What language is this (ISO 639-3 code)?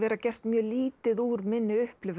isl